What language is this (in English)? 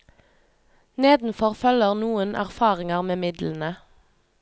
Norwegian